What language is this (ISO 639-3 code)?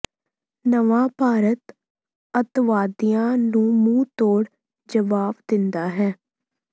pan